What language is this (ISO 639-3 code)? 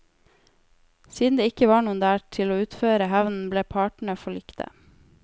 nor